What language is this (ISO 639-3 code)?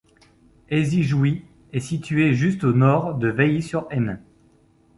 fra